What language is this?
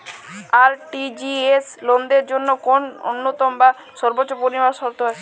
Bangla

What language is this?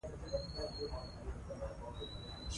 Pashto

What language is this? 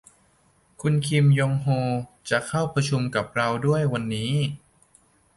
Thai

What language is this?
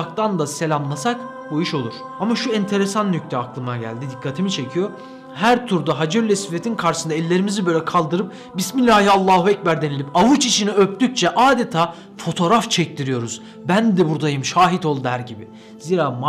Turkish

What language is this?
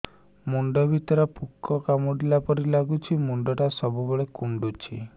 Odia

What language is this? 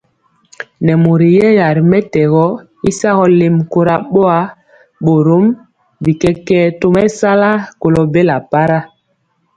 Mpiemo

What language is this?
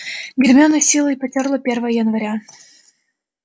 Russian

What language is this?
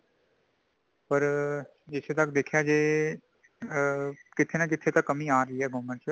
Punjabi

